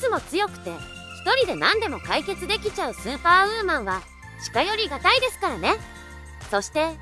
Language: Japanese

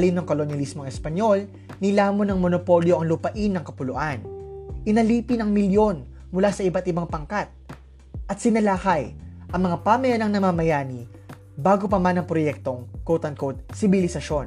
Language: Filipino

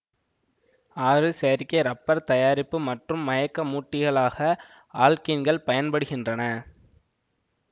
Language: Tamil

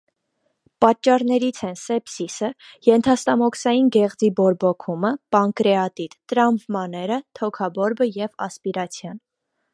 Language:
Armenian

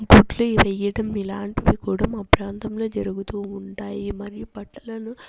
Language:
Telugu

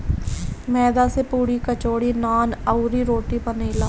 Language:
Bhojpuri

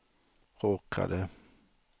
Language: Swedish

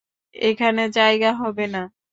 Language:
Bangla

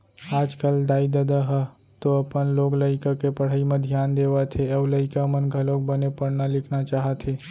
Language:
Chhattisgarhi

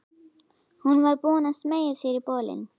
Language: Icelandic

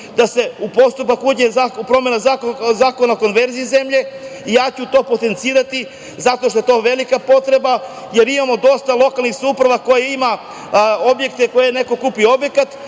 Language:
Serbian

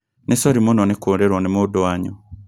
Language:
Kikuyu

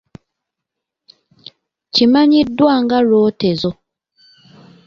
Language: Ganda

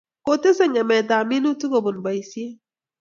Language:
Kalenjin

